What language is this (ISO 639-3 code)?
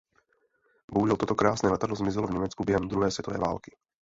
ces